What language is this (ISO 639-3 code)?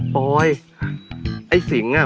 tha